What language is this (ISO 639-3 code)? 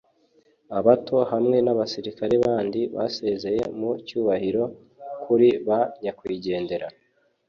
kin